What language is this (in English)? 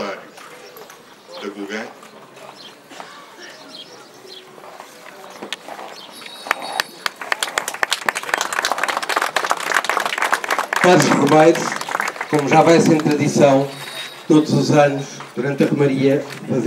Portuguese